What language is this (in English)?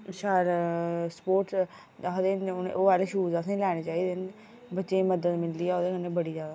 Dogri